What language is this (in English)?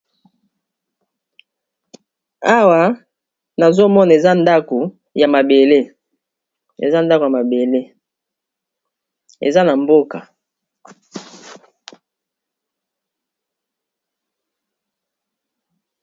Lingala